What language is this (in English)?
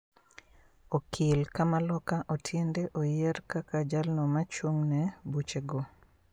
Luo (Kenya and Tanzania)